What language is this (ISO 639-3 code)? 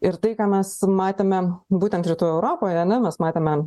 lit